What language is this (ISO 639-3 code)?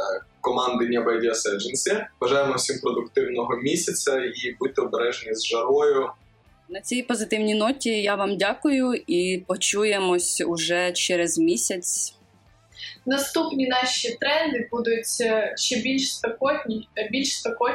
ukr